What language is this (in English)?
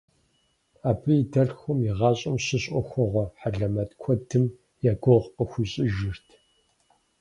Kabardian